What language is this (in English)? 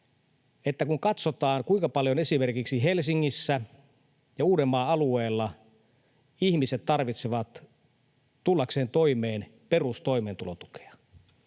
Finnish